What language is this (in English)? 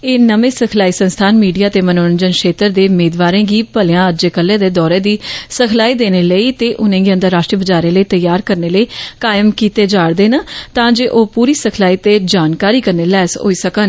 Dogri